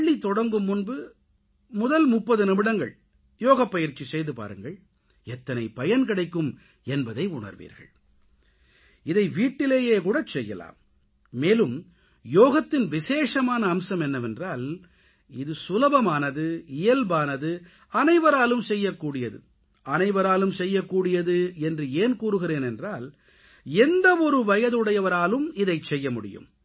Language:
Tamil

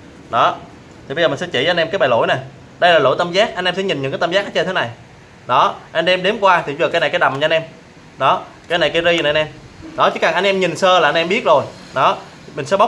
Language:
Vietnamese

